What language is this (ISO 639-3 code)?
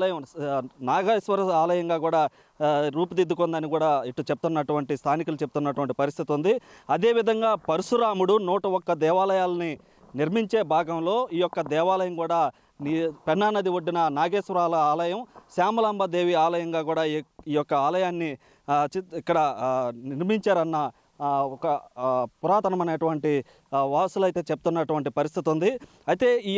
tel